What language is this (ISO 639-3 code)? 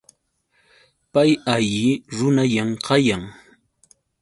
qux